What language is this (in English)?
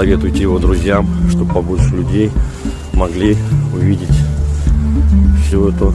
Russian